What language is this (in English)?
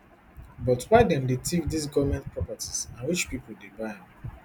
Nigerian Pidgin